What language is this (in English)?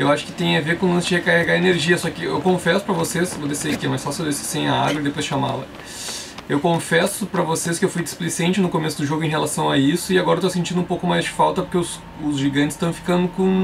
Portuguese